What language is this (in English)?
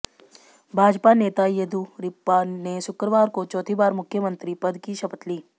Hindi